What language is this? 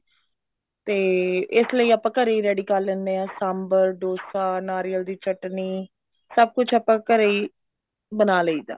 Punjabi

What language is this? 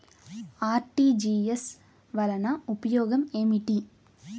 Telugu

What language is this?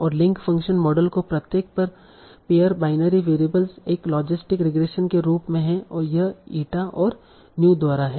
Hindi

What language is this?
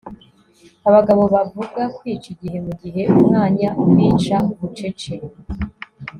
Kinyarwanda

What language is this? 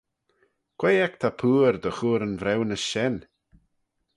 Manx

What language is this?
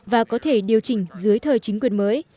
Vietnamese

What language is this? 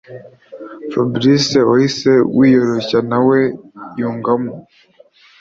Kinyarwanda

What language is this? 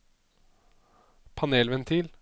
Norwegian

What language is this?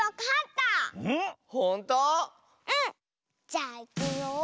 Japanese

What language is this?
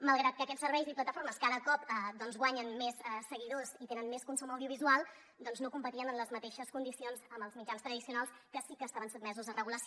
Catalan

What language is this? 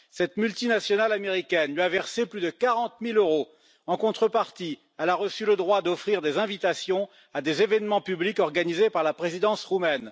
French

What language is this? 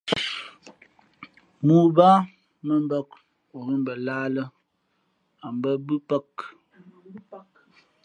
Fe'fe'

